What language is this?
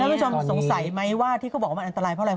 Thai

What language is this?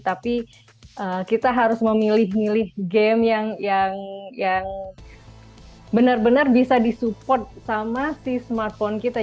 Indonesian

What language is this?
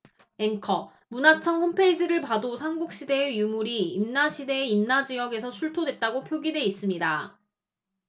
Korean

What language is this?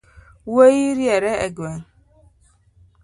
Luo (Kenya and Tanzania)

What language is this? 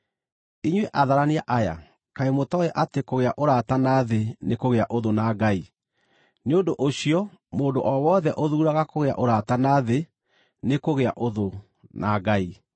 Kikuyu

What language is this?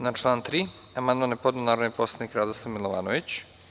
Serbian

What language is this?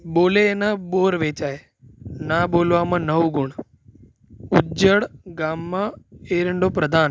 Gujarati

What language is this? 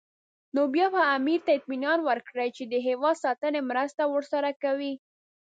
Pashto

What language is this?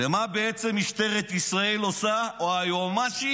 Hebrew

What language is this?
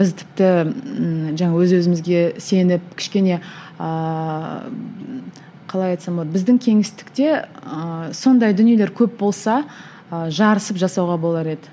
Kazakh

